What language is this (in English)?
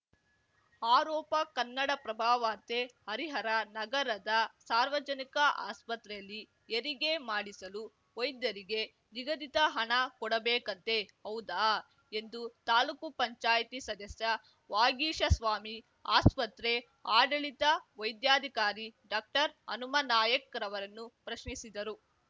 Kannada